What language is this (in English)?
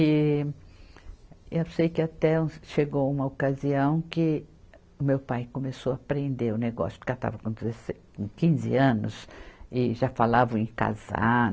Portuguese